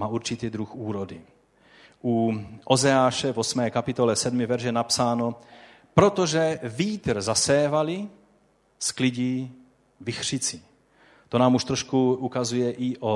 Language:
Czech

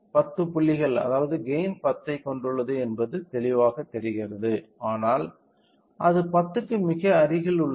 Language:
Tamil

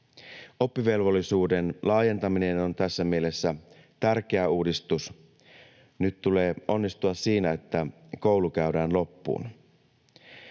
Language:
Finnish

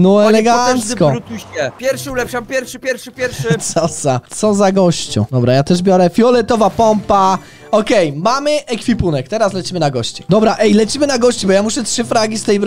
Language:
Polish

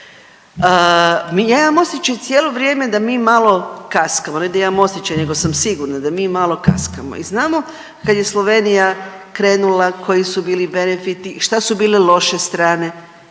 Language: Croatian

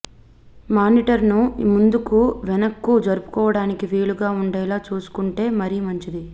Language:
Telugu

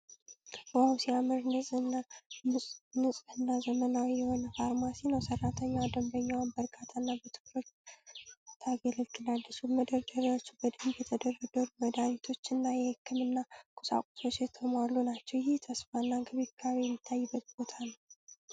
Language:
Amharic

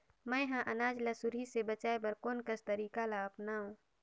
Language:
Chhattisgarhi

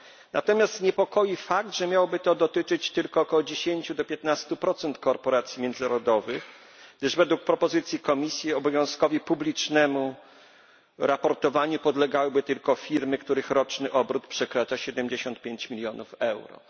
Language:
Polish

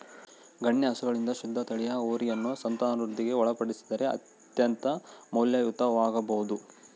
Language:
Kannada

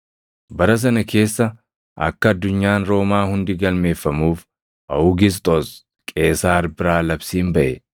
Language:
Oromo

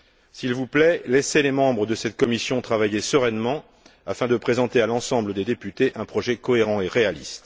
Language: French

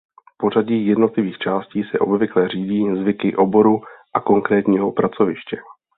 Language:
Czech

